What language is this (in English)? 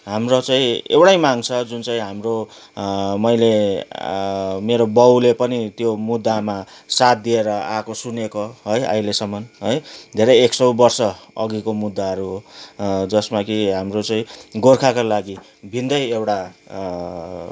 Nepali